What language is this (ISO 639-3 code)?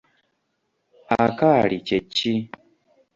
lug